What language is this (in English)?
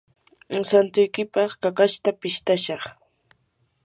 Yanahuanca Pasco Quechua